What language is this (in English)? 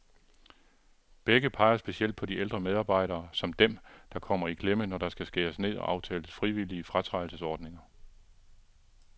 Danish